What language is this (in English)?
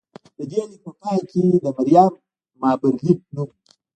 Pashto